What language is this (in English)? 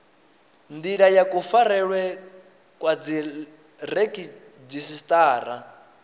Venda